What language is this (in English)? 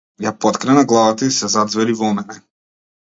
Macedonian